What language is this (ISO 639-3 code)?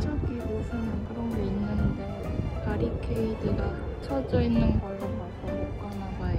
kor